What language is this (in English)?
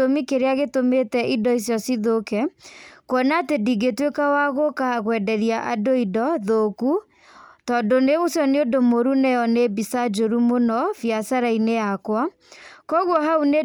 Kikuyu